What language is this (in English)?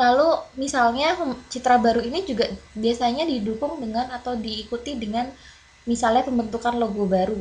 Indonesian